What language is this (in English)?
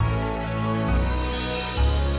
Indonesian